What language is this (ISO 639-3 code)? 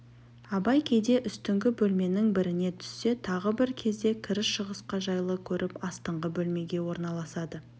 kaz